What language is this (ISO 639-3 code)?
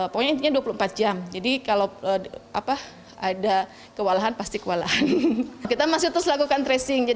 ind